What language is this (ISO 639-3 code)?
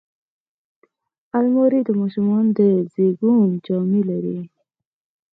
pus